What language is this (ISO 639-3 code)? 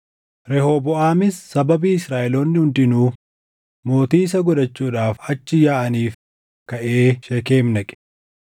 orm